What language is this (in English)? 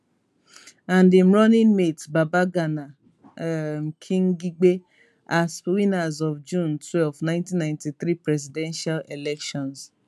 Nigerian Pidgin